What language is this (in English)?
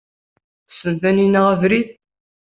Kabyle